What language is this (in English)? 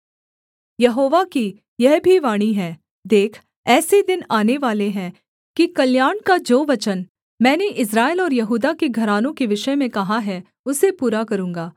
Hindi